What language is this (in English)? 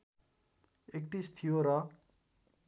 Nepali